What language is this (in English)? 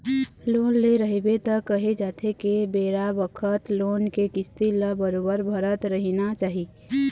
Chhattisgarhi